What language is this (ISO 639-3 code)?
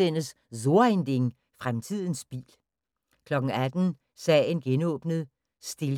dan